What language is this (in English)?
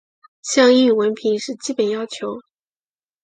Chinese